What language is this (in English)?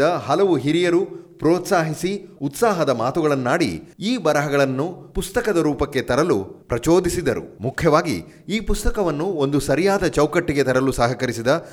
Kannada